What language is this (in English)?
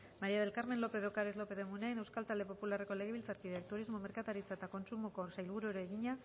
Basque